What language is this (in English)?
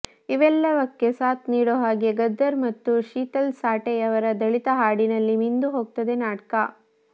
Kannada